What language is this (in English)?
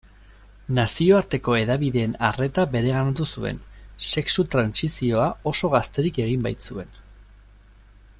Basque